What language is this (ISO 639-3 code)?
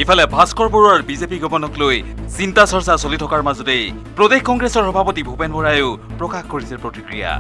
hin